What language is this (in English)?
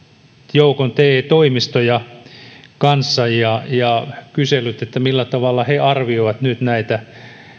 Finnish